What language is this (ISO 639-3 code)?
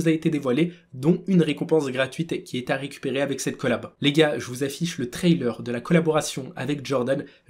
fra